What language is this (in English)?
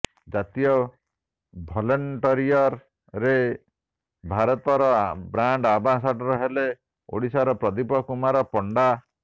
Odia